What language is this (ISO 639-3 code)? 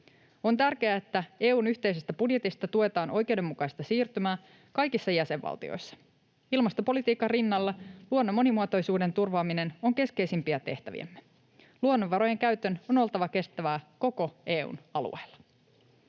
fin